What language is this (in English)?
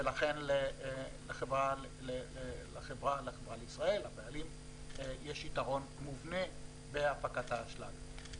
Hebrew